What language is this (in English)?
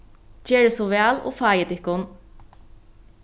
Faroese